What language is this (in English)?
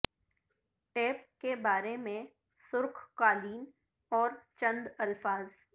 Urdu